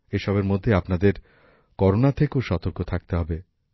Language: Bangla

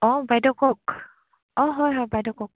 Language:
Assamese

